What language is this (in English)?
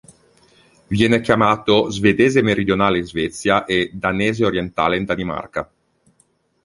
Italian